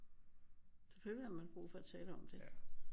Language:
Danish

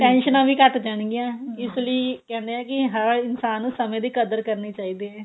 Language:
Punjabi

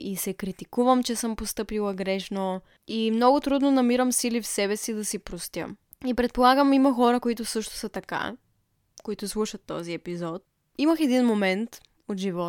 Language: Bulgarian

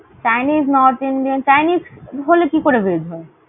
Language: Bangla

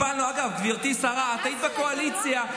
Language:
Hebrew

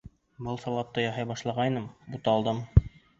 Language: Bashkir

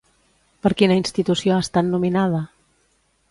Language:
Catalan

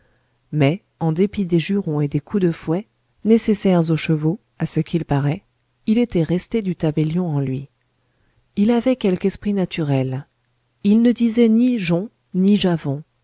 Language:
French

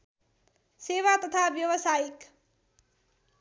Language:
Nepali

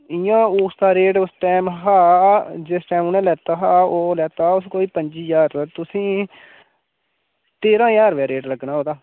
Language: Dogri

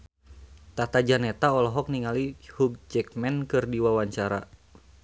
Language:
Sundanese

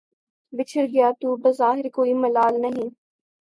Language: Urdu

